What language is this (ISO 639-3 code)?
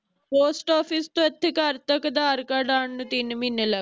pan